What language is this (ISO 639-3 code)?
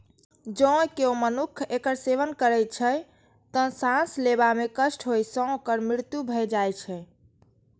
mai